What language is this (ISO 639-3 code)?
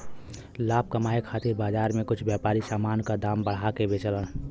bho